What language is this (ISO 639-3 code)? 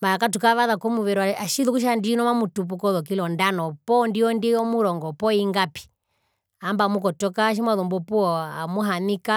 her